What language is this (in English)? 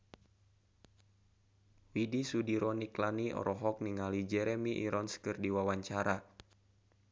Sundanese